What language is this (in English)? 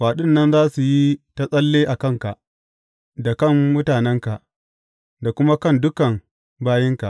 Hausa